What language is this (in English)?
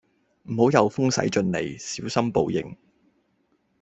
Cantonese